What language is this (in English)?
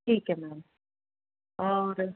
Punjabi